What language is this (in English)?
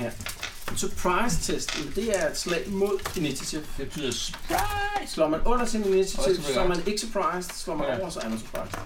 Danish